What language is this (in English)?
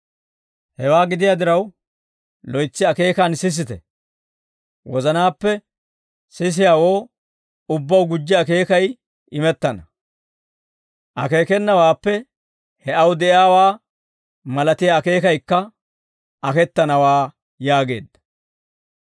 Dawro